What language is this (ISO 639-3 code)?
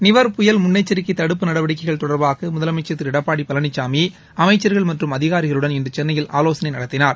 tam